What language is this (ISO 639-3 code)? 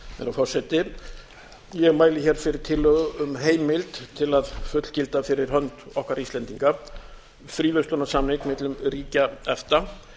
isl